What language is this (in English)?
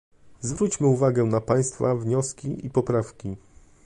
Polish